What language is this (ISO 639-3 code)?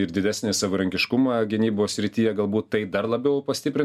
lit